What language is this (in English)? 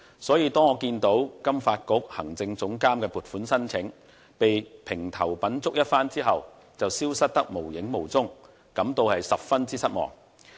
Cantonese